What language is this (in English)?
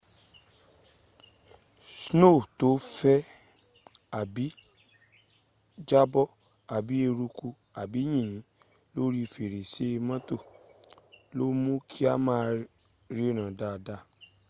Yoruba